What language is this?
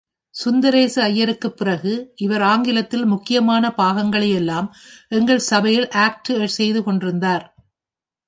Tamil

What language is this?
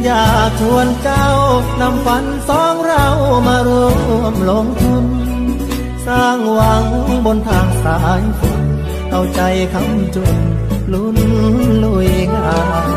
Thai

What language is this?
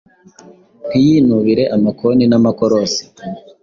Kinyarwanda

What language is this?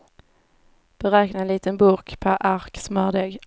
Swedish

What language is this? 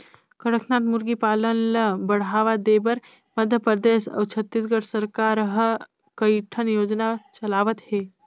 Chhattisgarhi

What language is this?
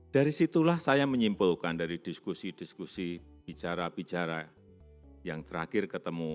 Indonesian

